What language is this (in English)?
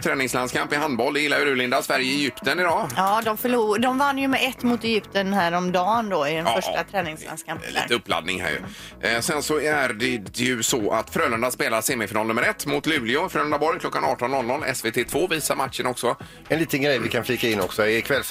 Swedish